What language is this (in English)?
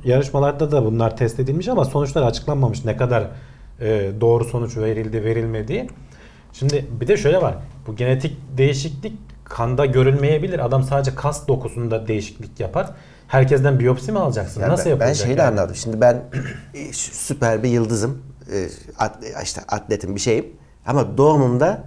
Turkish